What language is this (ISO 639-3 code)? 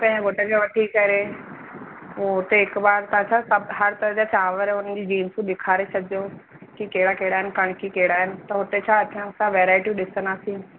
snd